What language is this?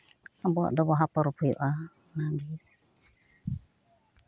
Santali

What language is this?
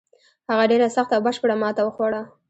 Pashto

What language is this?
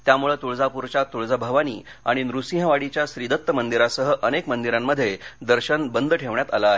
Marathi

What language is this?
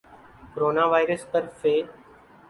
Urdu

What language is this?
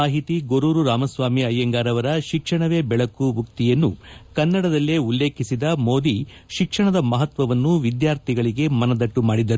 Kannada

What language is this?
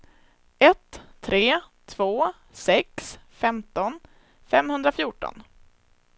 Swedish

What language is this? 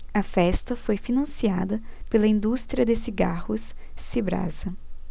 Portuguese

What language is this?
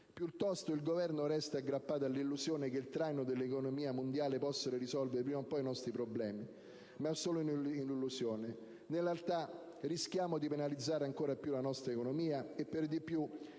Italian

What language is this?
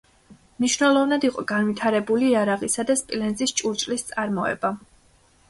Georgian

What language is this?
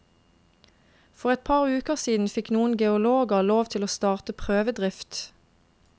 Norwegian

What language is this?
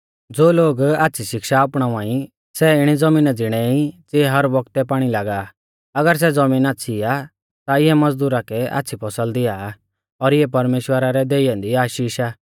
Mahasu Pahari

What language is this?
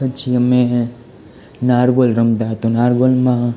Gujarati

